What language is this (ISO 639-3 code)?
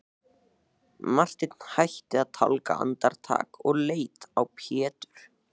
isl